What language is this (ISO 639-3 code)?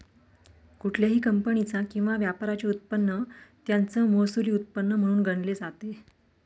mar